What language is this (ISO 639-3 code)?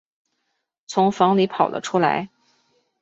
zho